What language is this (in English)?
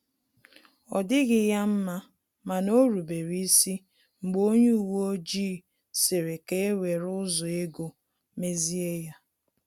Igbo